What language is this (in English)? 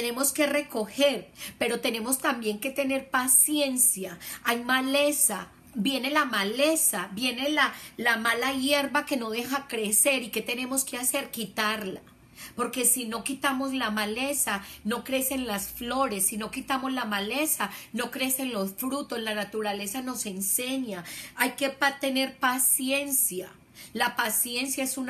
Spanish